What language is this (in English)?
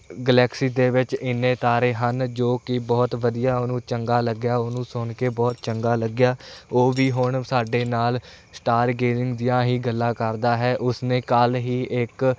Punjabi